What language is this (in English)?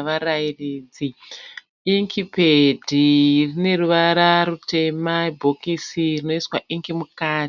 Shona